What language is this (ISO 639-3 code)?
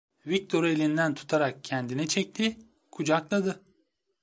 tur